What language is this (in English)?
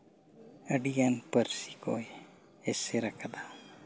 Santali